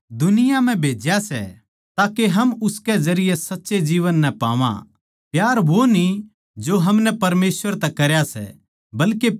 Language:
Haryanvi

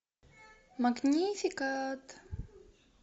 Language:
Russian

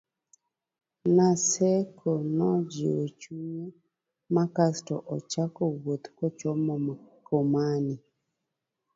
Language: Luo (Kenya and Tanzania)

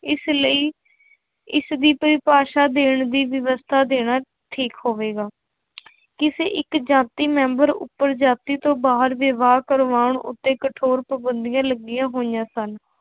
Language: Punjabi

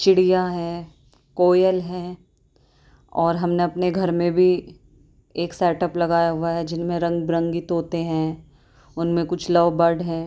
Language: Urdu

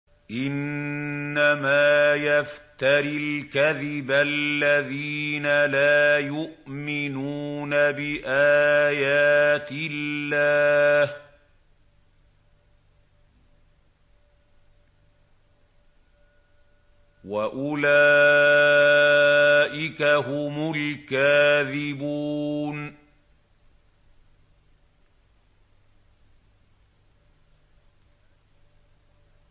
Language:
Arabic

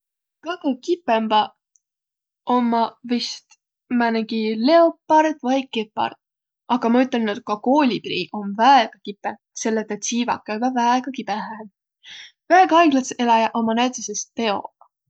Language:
Võro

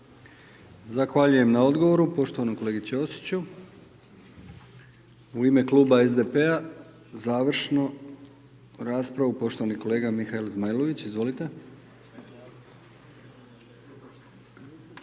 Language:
Croatian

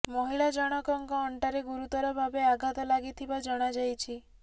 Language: Odia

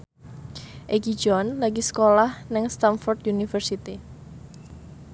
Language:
Javanese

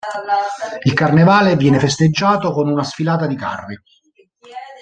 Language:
Italian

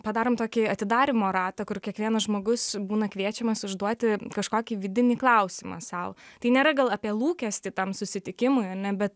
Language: Lithuanian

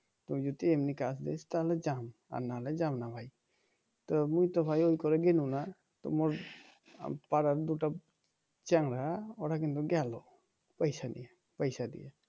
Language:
Bangla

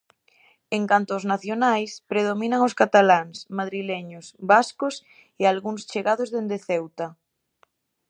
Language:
Galician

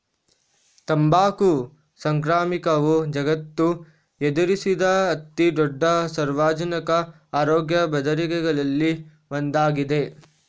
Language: Kannada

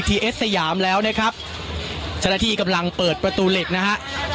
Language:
Thai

